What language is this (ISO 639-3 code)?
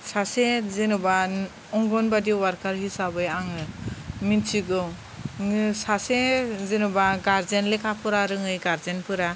brx